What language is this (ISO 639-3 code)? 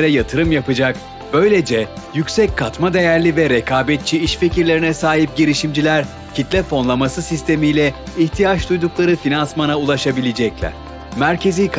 tur